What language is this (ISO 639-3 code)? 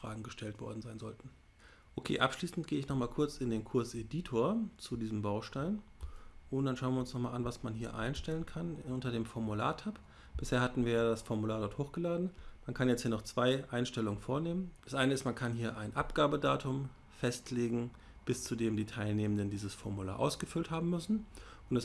deu